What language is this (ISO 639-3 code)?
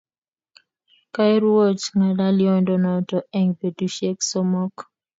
kln